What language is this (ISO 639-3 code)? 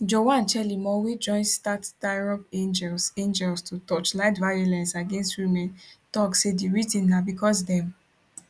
pcm